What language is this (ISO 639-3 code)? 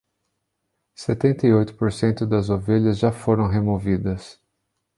por